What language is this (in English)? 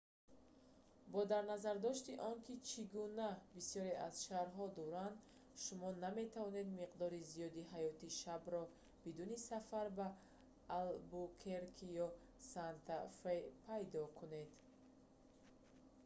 Tajik